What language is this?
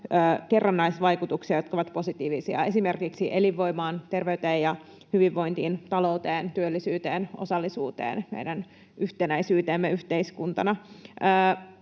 Finnish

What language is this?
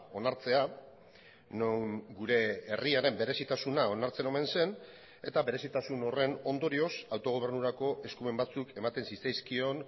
Basque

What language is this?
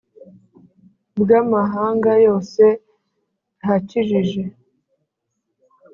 Kinyarwanda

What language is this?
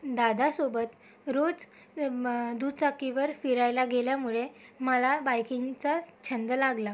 Marathi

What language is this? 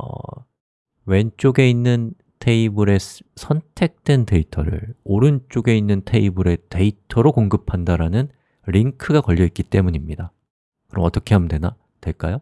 Korean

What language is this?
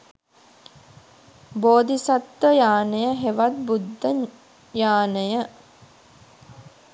Sinhala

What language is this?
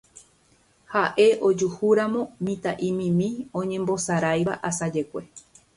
Guarani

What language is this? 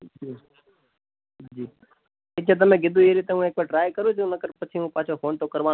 Gujarati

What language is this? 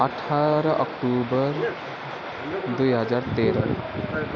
Nepali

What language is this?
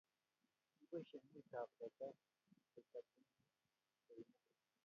Kalenjin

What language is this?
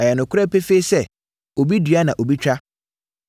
Akan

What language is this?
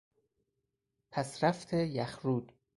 Persian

